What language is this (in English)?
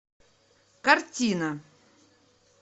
Russian